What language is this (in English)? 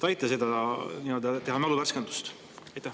Estonian